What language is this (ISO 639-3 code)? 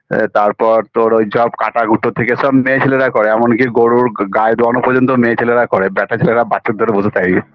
ben